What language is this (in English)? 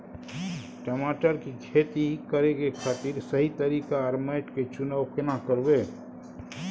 Maithili